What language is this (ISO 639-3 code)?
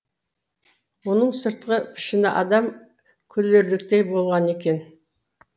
kaz